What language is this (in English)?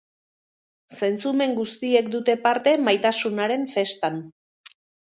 Basque